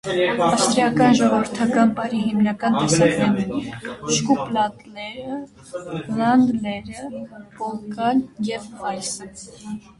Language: Armenian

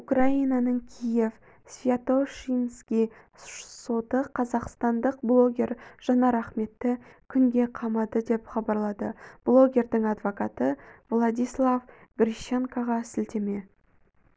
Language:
Kazakh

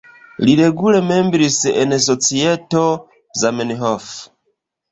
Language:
Esperanto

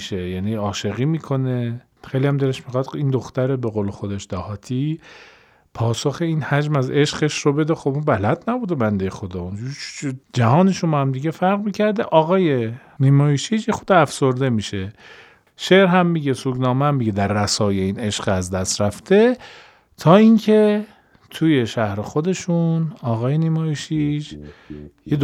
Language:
Persian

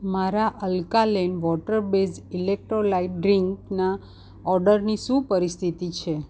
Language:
Gujarati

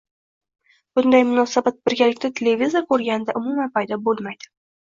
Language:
Uzbek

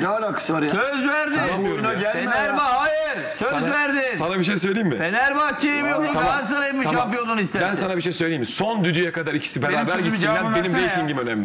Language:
Turkish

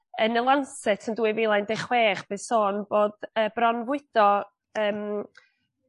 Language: Welsh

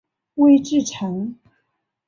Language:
Chinese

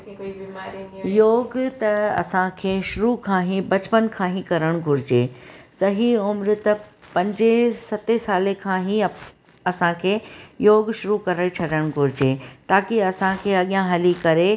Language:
Sindhi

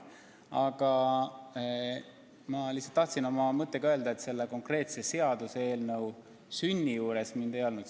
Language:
Estonian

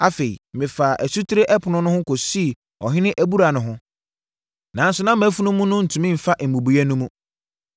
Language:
Akan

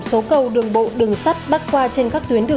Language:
Vietnamese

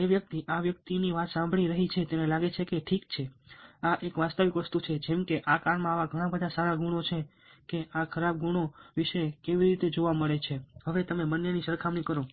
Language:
Gujarati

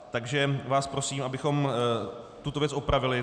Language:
Czech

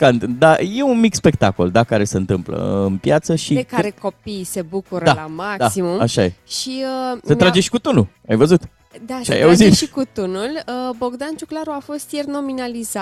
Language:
Romanian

